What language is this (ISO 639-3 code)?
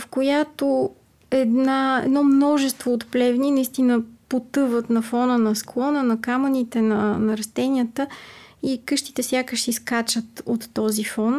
bul